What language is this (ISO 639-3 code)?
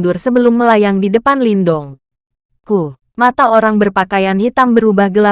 ind